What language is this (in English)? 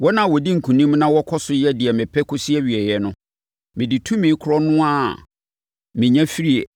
Akan